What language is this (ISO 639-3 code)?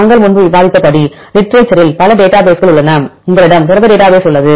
tam